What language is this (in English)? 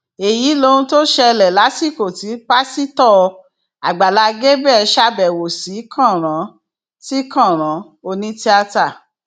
Yoruba